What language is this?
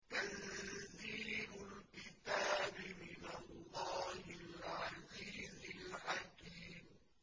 Arabic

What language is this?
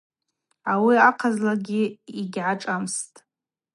Abaza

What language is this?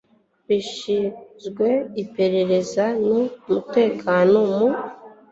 Kinyarwanda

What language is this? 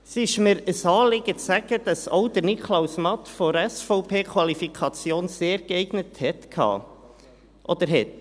Swiss German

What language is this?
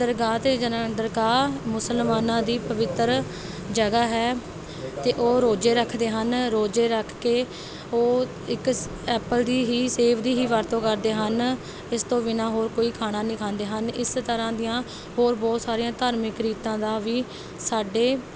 Punjabi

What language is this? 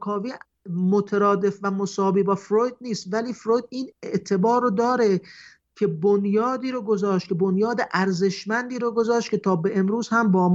Persian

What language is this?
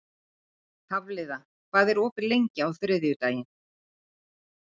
Icelandic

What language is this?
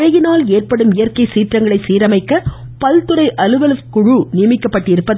Tamil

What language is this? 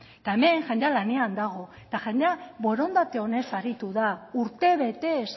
Basque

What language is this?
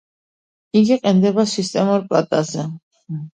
Georgian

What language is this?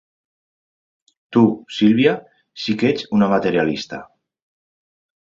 Catalan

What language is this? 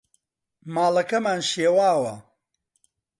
Central Kurdish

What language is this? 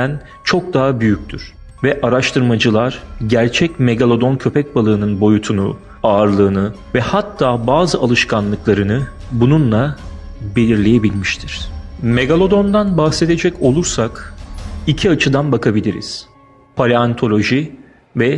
Turkish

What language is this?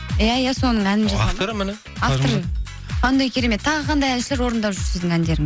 Kazakh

